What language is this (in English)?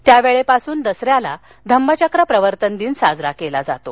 Marathi